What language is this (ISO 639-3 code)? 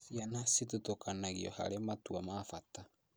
kik